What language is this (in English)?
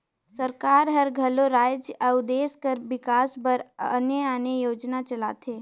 Chhattisgarhi